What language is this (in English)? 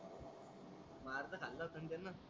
Marathi